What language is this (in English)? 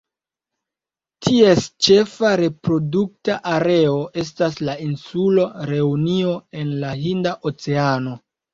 Esperanto